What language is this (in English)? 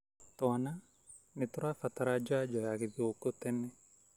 Kikuyu